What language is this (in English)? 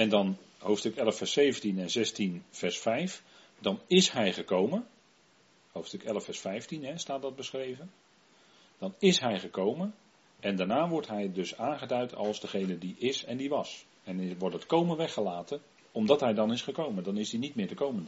Dutch